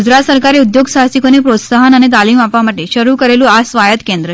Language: Gujarati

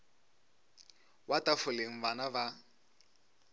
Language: Northern Sotho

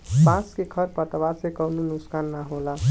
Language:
Bhojpuri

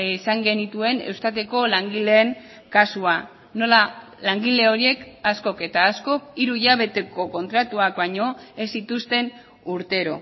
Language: Basque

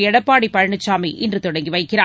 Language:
Tamil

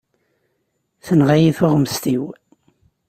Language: Kabyle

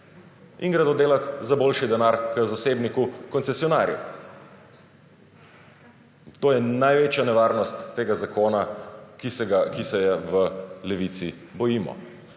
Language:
Slovenian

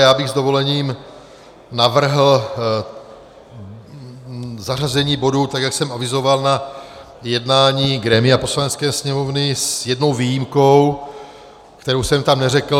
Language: Czech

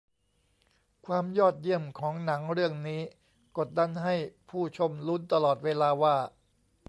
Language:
Thai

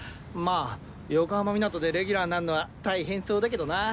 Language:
Japanese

